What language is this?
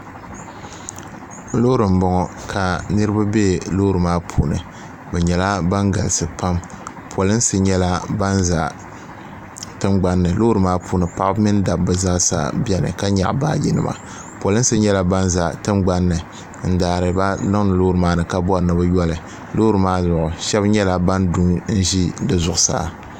Dagbani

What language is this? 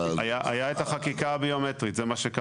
Hebrew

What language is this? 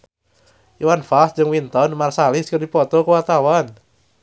Sundanese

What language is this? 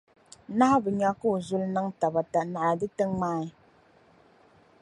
Dagbani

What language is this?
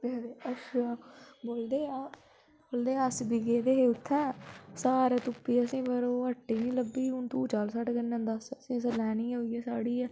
Dogri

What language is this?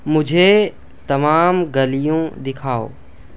Urdu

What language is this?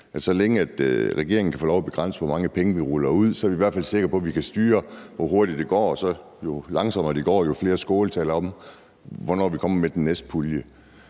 Danish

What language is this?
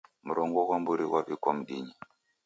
Taita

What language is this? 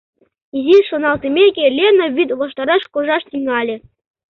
Mari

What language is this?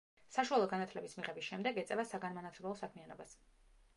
Georgian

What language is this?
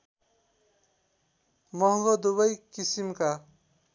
Nepali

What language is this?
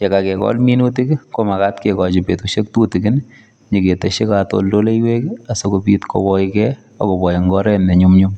Kalenjin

